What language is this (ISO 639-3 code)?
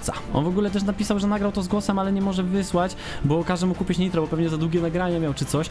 pol